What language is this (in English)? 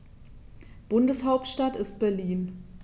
German